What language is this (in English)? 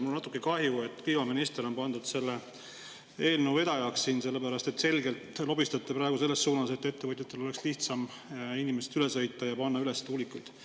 Estonian